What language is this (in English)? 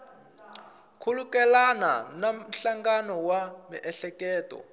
Tsonga